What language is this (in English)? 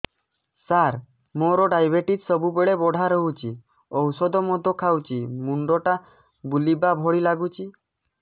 Odia